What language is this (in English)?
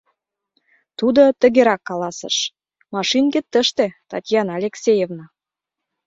Mari